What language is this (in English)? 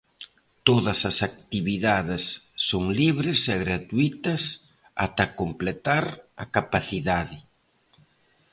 Galician